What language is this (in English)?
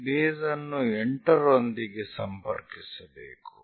Kannada